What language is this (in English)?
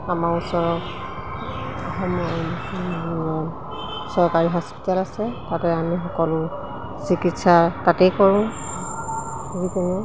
Assamese